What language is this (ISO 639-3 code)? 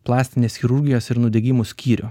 lit